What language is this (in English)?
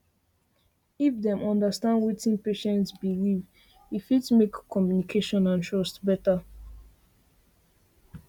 Nigerian Pidgin